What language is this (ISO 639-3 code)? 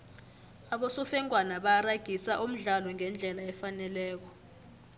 nbl